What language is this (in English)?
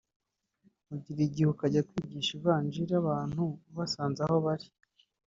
Kinyarwanda